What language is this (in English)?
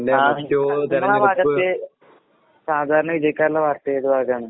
Malayalam